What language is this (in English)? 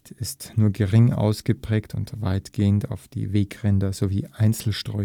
German